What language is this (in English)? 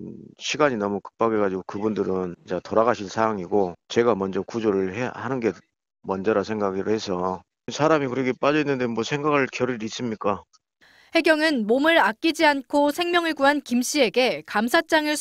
Korean